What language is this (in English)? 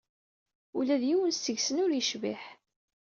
Kabyle